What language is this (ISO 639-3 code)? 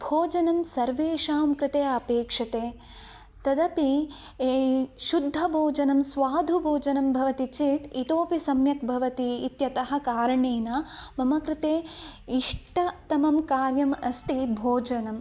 san